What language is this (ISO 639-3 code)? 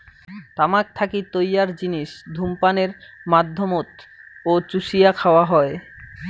ben